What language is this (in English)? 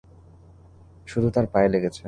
Bangla